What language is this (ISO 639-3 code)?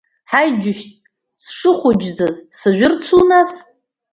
abk